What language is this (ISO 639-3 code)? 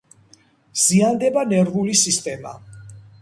kat